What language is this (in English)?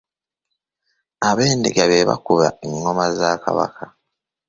Ganda